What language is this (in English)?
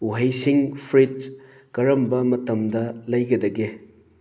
Manipuri